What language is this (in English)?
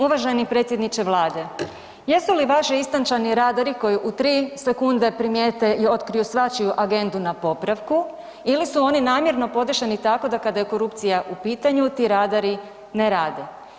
Croatian